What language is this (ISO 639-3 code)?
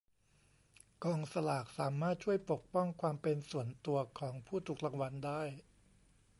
tha